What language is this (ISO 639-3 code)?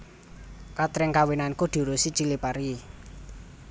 jav